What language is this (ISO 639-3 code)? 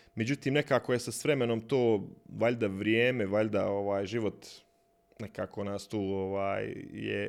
hrv